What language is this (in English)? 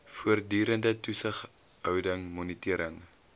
Afrikaans